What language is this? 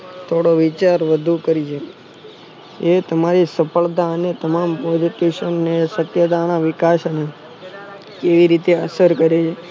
Gujarati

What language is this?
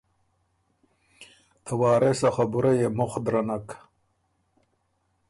Ormuri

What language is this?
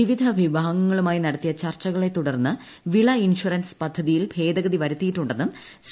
Malayalam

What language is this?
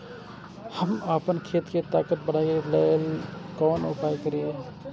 Maithili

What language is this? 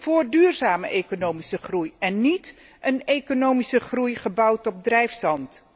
Dutch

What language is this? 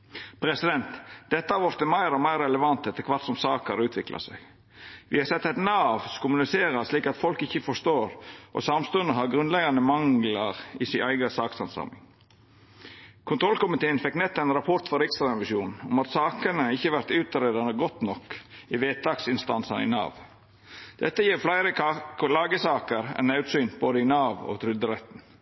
Norwegian Nynorsk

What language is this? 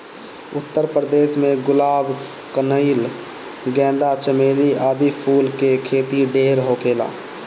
Bhojpuri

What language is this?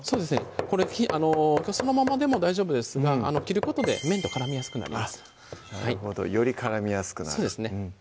Japanese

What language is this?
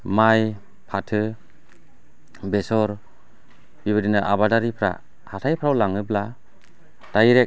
Bodo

